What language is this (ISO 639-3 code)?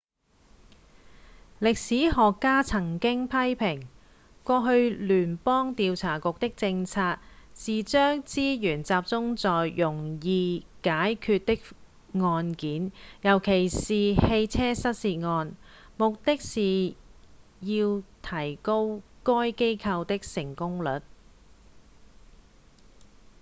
yue